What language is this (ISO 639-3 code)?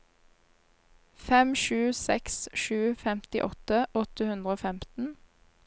nor